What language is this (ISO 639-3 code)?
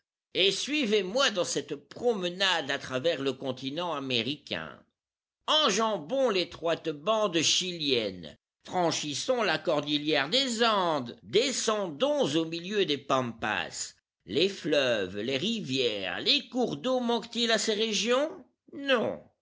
fra